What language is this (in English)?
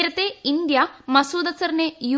Malayalam